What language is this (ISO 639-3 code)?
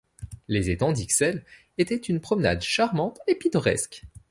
fra